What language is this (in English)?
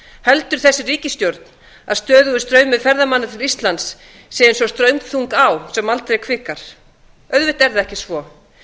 Icelandic